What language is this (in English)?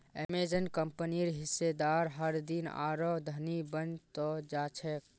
Magahi